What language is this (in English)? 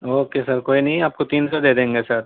Urdu